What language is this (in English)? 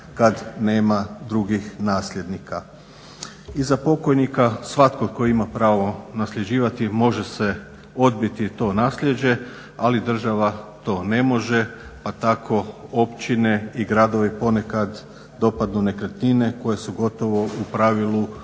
Croatian